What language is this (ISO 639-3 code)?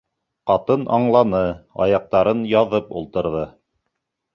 bak